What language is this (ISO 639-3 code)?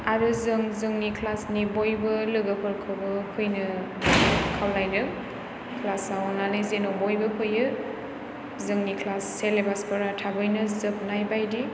brx